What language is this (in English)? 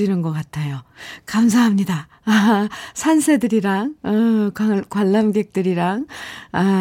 Korean